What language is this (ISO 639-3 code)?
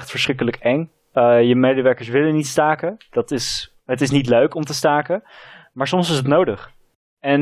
nld